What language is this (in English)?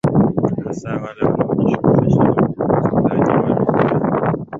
Swahili